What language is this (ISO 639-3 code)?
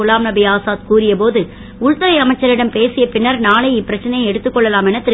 tam